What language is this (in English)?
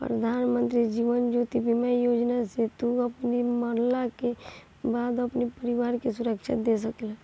Bhojpuri